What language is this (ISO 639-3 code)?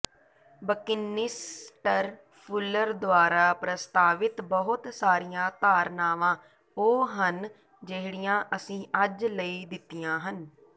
pan